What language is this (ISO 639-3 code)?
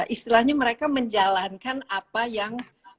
ind